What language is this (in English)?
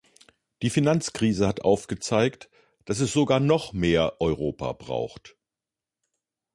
German